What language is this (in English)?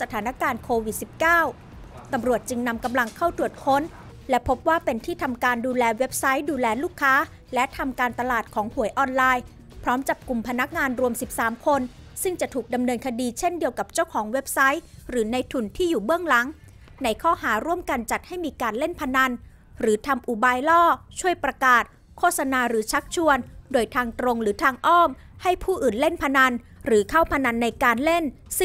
Thai